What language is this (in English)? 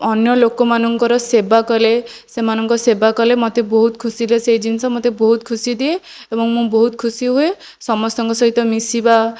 Odia